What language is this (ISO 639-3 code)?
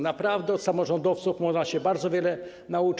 pol